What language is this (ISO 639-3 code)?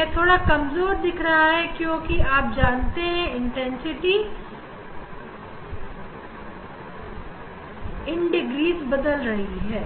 hin